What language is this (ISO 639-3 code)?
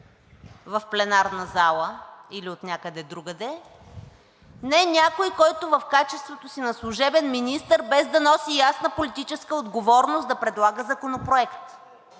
bul